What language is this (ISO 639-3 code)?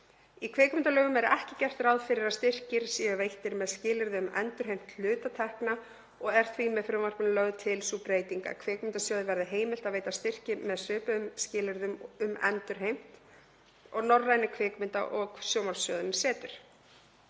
isl